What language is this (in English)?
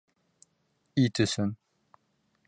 Bashkir